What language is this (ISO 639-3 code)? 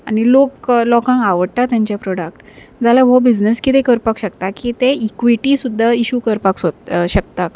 kok